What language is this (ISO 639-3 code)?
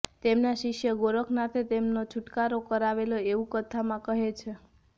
guj